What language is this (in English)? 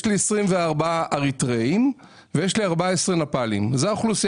Hebrew